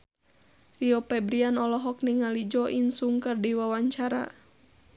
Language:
Sundanese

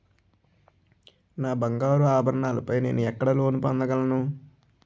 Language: Telugu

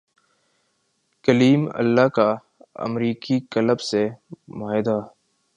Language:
Urdu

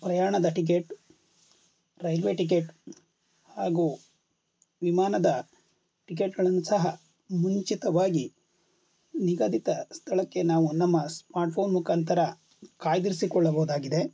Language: Kannada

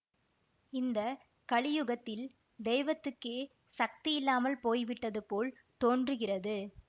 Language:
Tamil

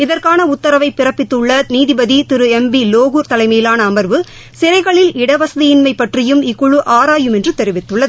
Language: Tamil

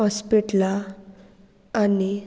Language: Konkani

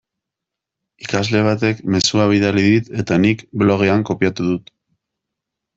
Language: Basque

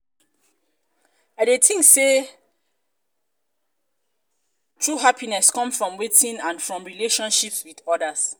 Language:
Nigerian Pidgin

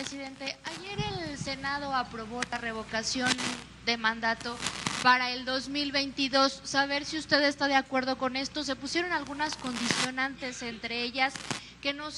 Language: Spanish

